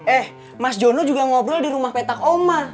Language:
Indonesian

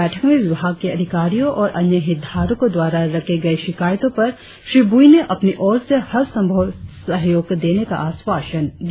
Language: Hindi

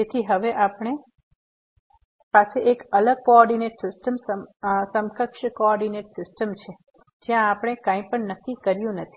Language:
Gujarati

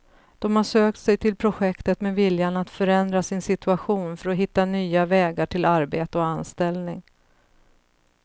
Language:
Swedish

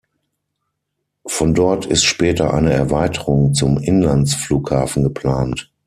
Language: German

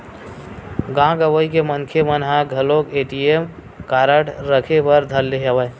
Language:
Chhattisgarhi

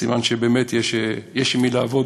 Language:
Hebrew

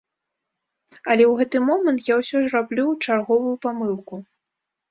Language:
Belarusian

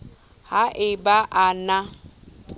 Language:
Southern Sotho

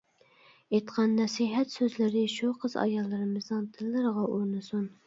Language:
Uyghur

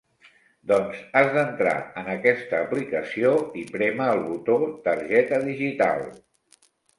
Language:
Catalan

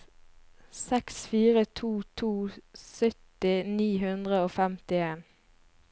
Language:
Norwegian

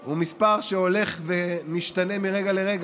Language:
Hebrew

